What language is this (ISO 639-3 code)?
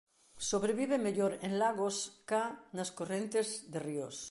glg